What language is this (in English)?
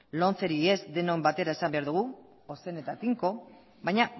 Basque